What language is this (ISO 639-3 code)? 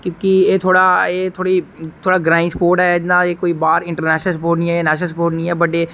doi